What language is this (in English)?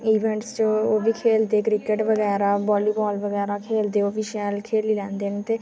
Dogri